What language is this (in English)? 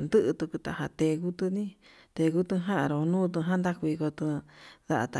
Yutanduchi Mixtec